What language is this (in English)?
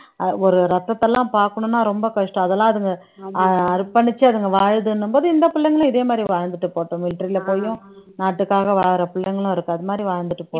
Tamil